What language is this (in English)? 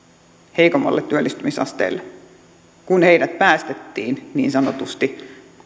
Finnish